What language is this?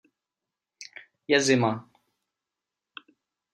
Czech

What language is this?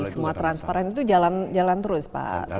Indonesian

